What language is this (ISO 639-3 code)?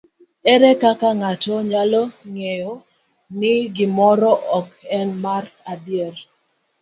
luo